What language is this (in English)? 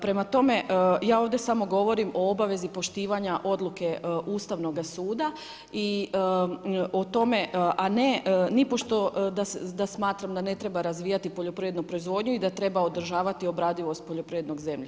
Croatian